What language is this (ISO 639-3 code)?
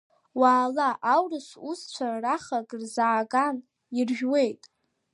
abk